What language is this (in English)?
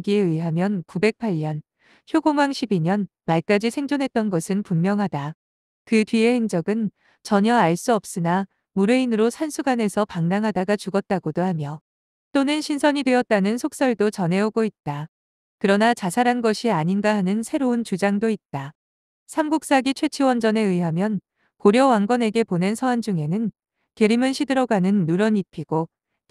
Korean